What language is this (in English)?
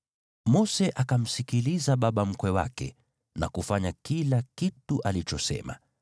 Swahili